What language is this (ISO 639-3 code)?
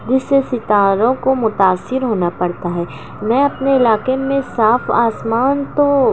urd